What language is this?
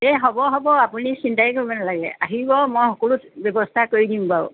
Assamese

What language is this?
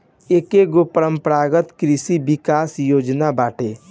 Bhojpuri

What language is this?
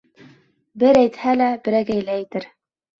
Bashkir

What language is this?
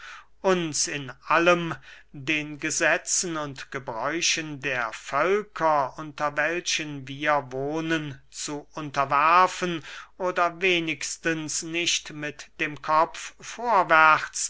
German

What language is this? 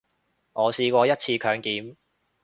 Cantonese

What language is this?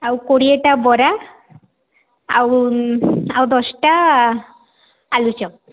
Odia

